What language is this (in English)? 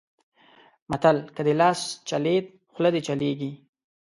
Pashto